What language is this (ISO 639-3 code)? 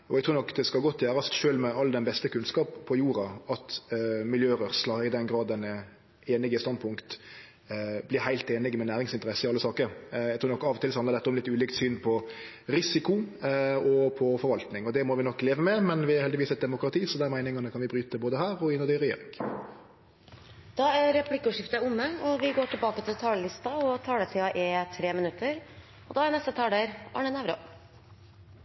nor